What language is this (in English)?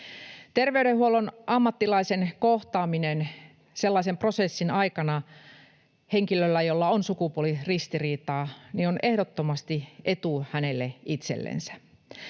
Finnish